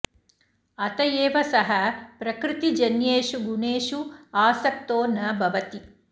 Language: Sanskrit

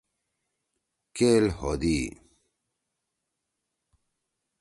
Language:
Torwali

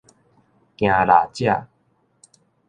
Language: Min Nan Chinese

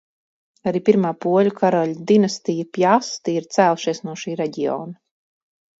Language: Latvian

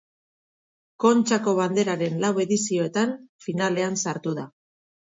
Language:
Basque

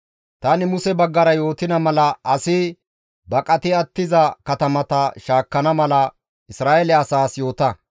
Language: Gamo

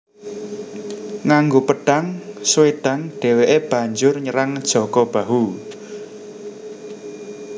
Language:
Javanese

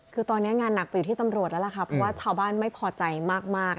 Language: Thai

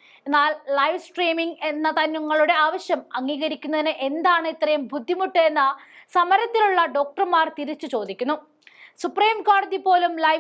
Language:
Malayalam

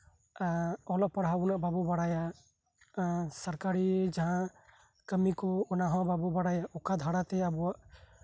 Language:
Santali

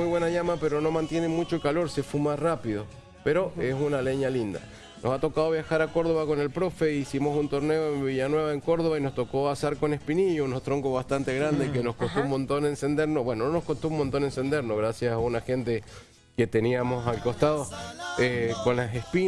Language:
Spanish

